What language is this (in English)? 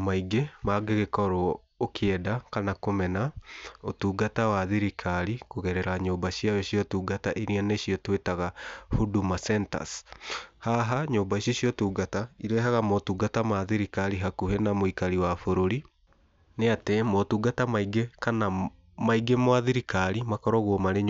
Kikuyu